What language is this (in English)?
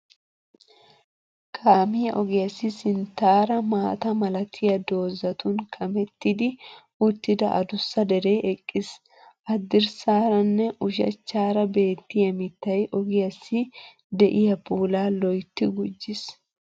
Wolaytta